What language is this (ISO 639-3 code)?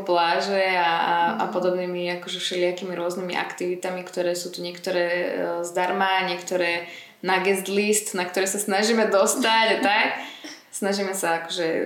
slk